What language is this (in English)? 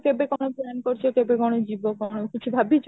Odia